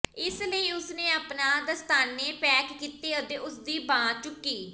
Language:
Punjabi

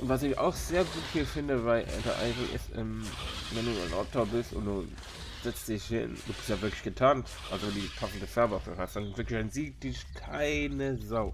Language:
German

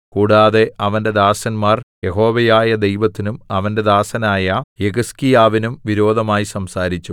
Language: Malayalam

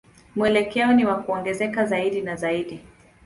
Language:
Swahili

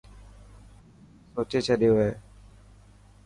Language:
Dhatki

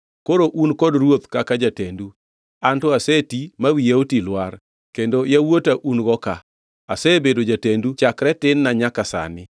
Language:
Luo (Kenya and Tanzania)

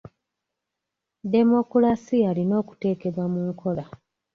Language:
Ganda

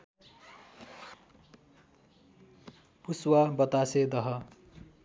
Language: Nepali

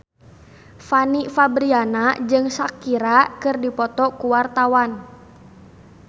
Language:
Sundanese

